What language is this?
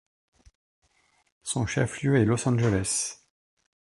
French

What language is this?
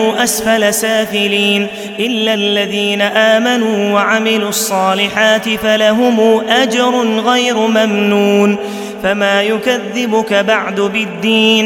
Arabic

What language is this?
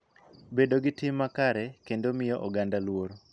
Luo (Kenya and Tanzania)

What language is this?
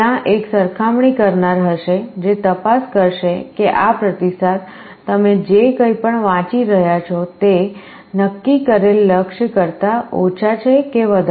Gujarati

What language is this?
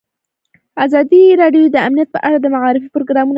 Pashto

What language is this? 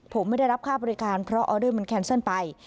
Thai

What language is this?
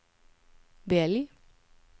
Swedish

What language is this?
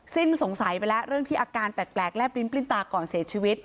Thai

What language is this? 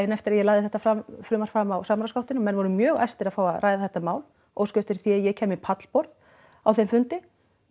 Icelandic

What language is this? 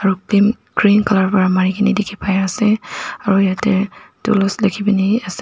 Naga Pidgin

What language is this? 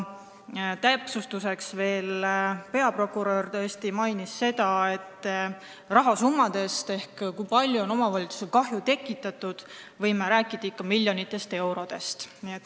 Estonian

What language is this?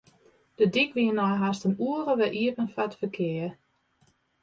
Western Frisian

